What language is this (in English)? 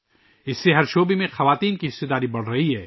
Urdu